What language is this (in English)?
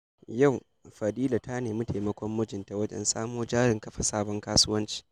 Hausa